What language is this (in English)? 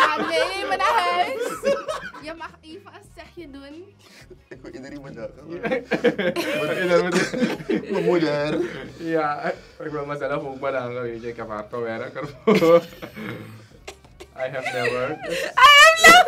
Dutch